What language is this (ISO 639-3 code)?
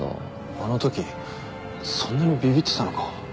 jpn